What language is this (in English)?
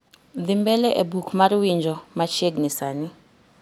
Luo (Kenya and Tanzania)